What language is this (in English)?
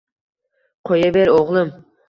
Uzbek